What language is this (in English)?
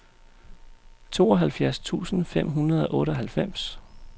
Danish